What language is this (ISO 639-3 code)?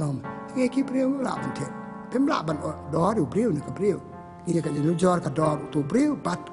ara